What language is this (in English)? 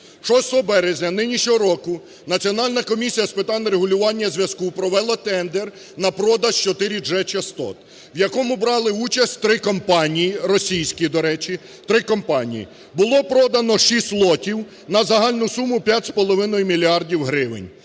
Ukrainian